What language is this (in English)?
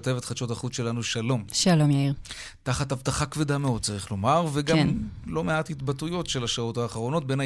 Hebrew